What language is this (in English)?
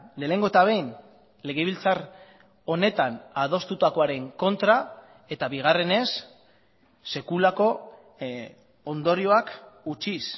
Basque